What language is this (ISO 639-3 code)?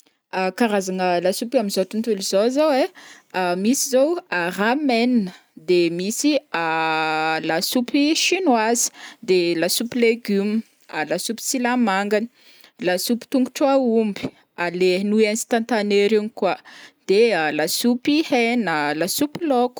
bmm